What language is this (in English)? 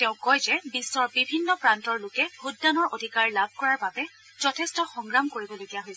Assamese